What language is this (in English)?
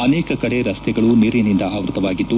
Kannada